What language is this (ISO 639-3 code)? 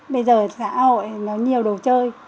vie